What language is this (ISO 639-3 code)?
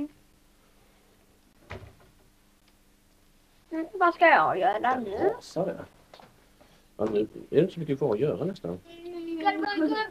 swe